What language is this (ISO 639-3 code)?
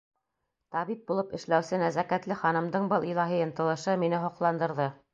bak